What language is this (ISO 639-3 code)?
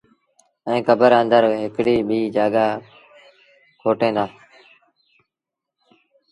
sbn